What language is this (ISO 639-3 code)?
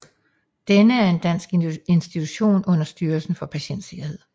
dan